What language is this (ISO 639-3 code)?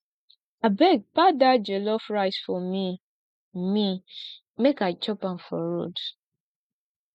pcm